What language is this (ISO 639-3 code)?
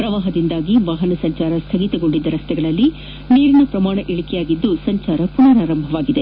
kan